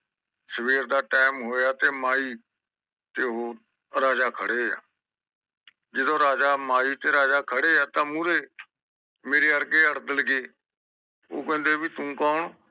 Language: Punjabi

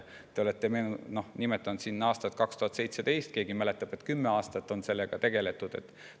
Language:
Estonian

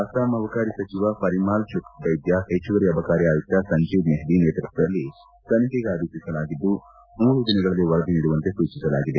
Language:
Kannada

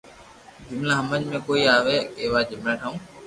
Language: Loarki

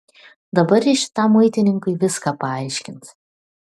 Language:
Lithuanian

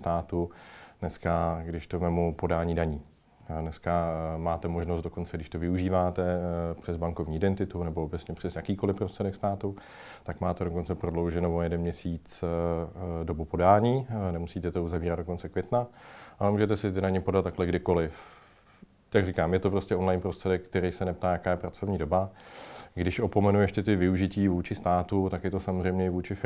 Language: Czech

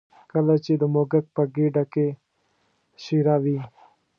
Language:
Pashto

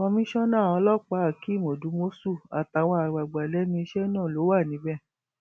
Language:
Yoruba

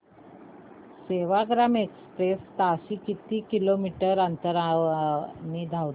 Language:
Marathi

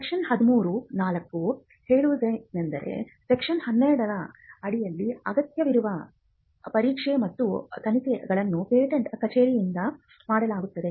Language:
Kannada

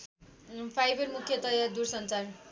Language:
Nepali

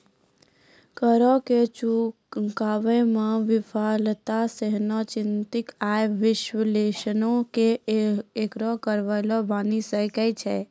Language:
Maithili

